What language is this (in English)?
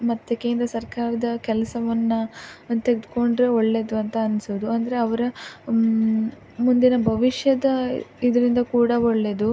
Kannada